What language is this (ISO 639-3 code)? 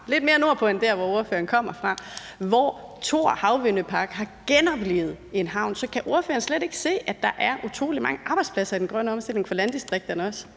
dan